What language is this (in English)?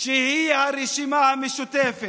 Hebrew